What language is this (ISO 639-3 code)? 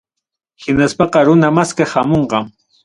quy